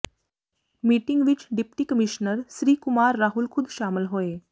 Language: Punjabi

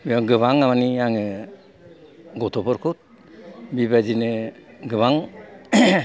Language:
Bodo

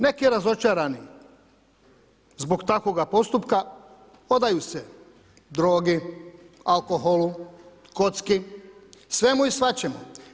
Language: Croatian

